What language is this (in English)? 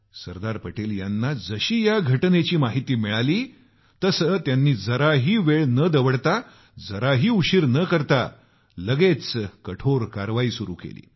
Marathi